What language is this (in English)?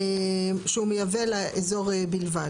Hebrew